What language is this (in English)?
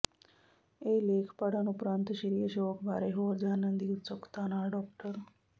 Punjabi